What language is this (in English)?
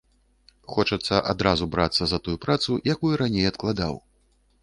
Belarusian